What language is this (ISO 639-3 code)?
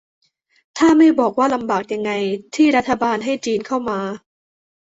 tha